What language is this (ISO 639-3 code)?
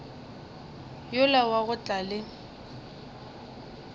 nso